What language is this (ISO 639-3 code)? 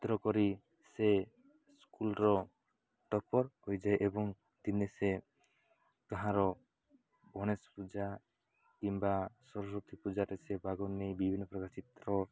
ori